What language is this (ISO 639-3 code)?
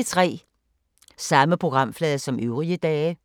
dan